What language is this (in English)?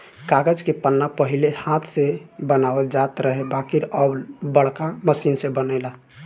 Bhojpuri